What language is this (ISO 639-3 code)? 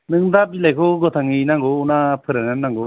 brx